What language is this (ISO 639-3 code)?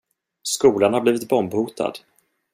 swe